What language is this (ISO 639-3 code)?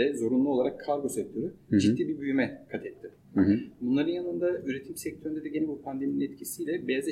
tur